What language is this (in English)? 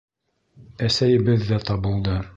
Bashkir